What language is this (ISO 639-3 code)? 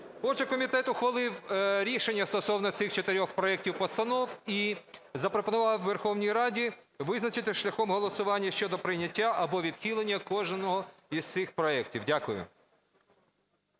ukr